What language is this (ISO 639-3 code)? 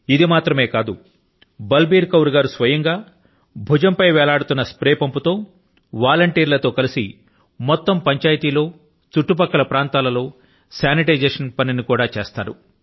tel